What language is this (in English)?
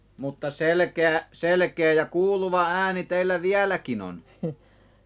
Finnish